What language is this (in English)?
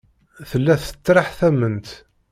Kabyle